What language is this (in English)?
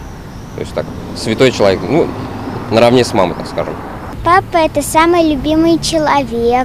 Russian